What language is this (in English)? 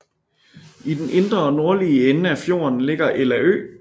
Danish